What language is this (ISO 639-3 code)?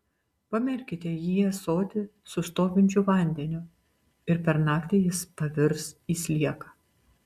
lit